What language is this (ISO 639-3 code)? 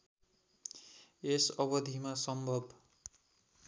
nep